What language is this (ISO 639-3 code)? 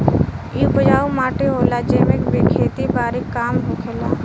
bho